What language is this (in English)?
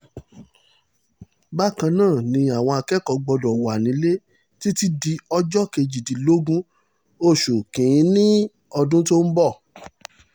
Yoruba